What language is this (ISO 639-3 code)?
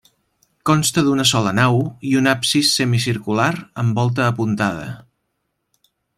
cat